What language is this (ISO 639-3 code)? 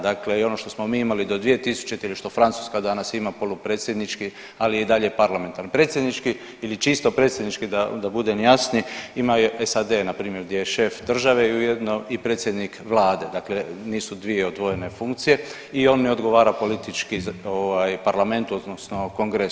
hrv